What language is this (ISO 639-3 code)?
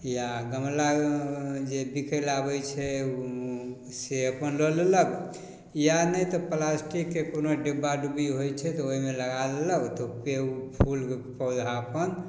mai